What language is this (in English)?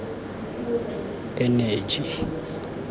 Tswana